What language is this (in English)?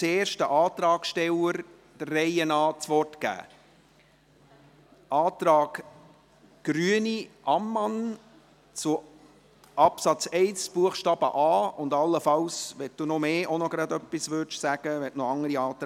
Swiss German